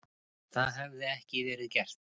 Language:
Icelandic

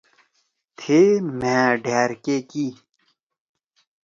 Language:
Torwali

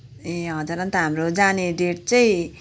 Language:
Nepali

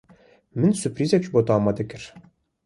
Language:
Kurdish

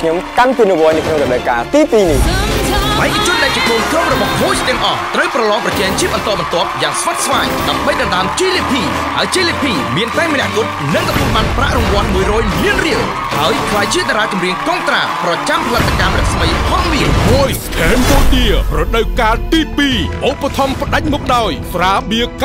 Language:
Thai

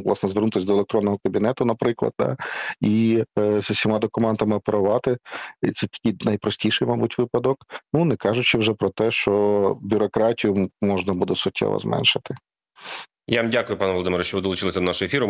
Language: Ukrainian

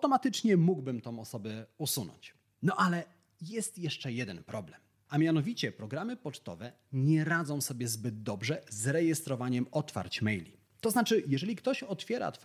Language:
Polish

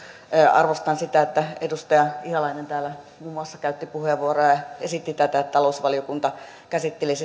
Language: Finnish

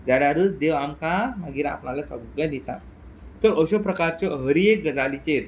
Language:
Konkani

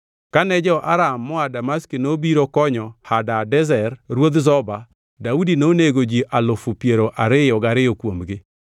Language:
Luo (Kenya and Tanzania)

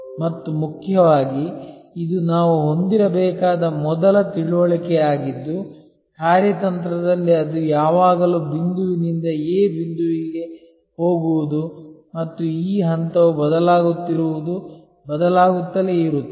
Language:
Kannada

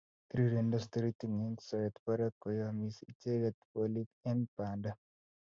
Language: Kalenjin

